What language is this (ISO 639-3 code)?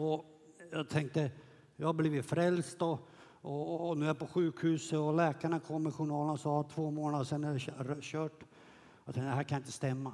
swe